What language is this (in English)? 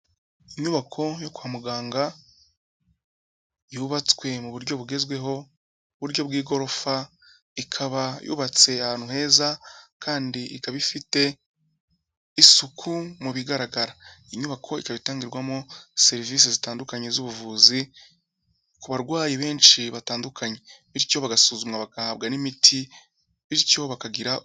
Kinyarwanda